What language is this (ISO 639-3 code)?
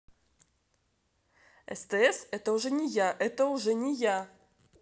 rus